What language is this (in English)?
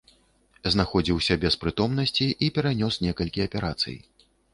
Belarusian